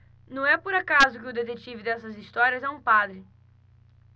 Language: Portuguese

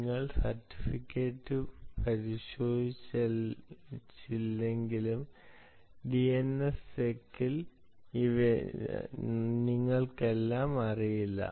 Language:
Malayalam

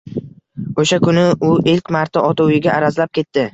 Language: Uzbek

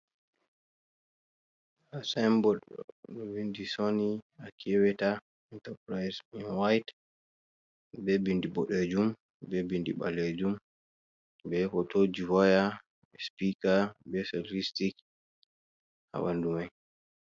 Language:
Fula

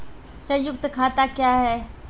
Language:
Maithili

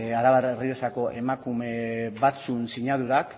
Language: Basque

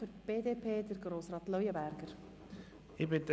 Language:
Swiss German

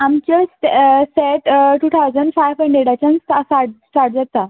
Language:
Konkani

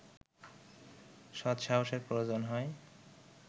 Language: Bangla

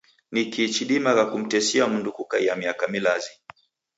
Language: Taita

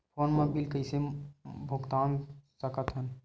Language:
Chhattisgarhi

